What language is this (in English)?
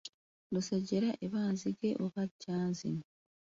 Ganda